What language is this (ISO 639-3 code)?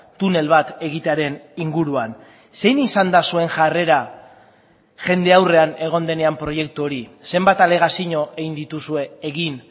eus